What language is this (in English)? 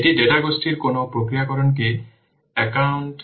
Bangla